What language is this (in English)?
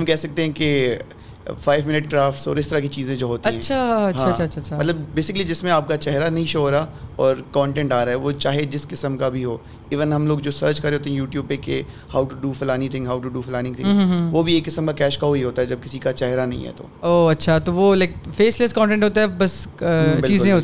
Urdu